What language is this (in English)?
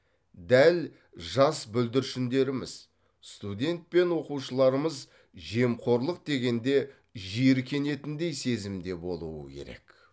Kazakh